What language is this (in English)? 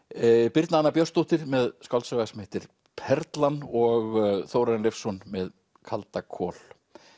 Icelandic